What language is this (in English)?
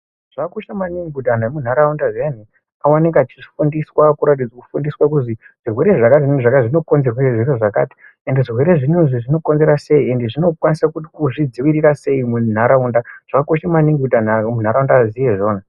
Ndau